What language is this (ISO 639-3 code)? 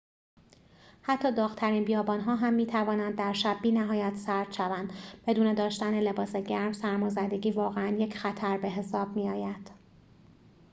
fas